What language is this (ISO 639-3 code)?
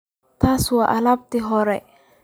som